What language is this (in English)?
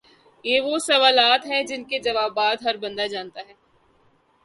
Urdu